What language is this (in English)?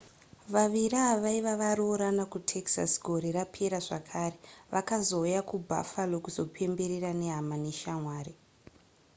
Shona